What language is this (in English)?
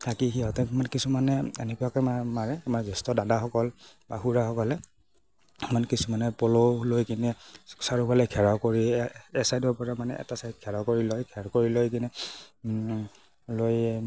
Assamese